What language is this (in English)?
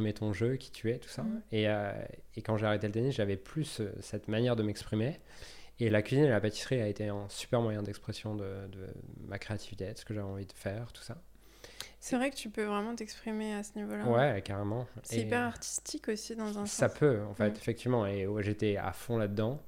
French